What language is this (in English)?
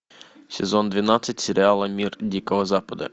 Russian